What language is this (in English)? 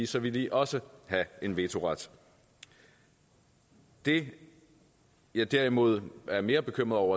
Danish